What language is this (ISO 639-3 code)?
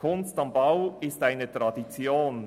gsw